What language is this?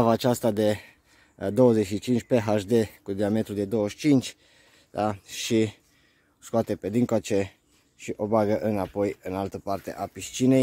Romanian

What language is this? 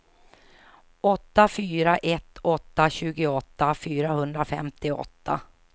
Swedish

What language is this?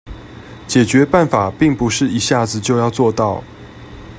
Chinese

